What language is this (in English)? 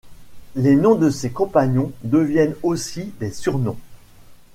French